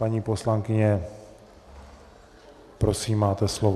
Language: Czech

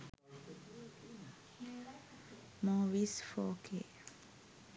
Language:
Sinhala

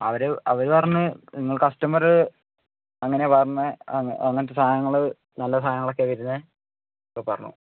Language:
Malayalam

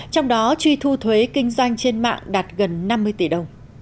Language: Vietnamese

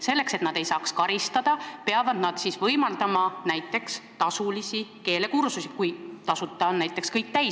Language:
Estonian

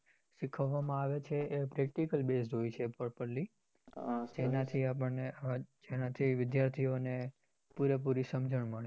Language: Gujarati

